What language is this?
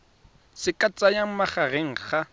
Tswana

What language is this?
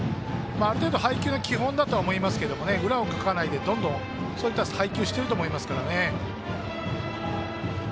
Japanese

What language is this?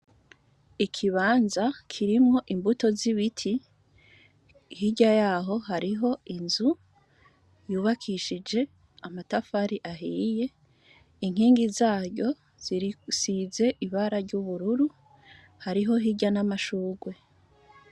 Rundi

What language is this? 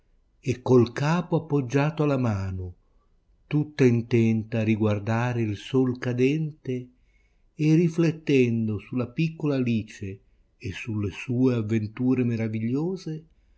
Italian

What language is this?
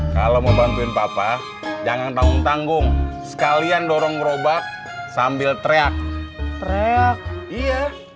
Indonesian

